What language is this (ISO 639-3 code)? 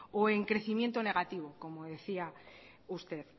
spa